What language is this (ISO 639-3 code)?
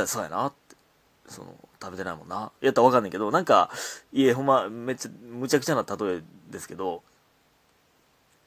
jpn